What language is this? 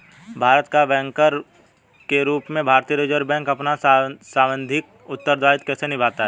Hindi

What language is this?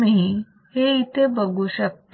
Marathi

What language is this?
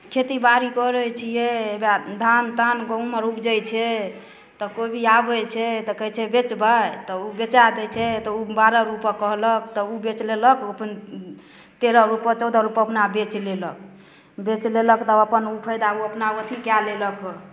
Maithili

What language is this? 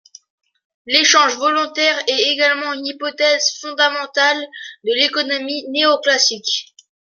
French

